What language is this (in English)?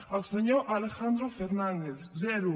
Catalan